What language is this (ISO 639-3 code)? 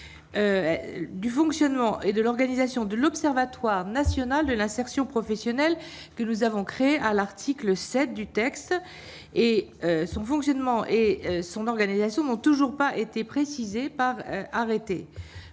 fra